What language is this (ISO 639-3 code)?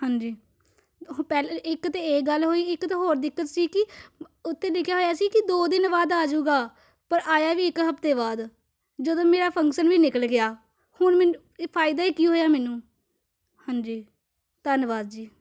pan